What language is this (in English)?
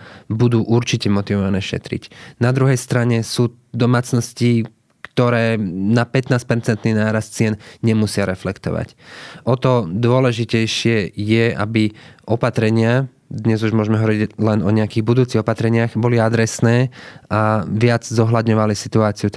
Slovak